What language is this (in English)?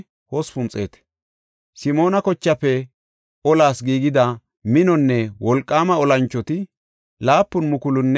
Gofa